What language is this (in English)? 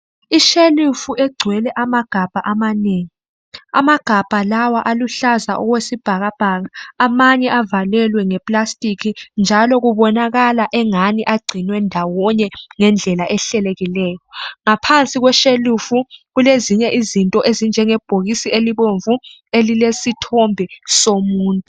North Ndebele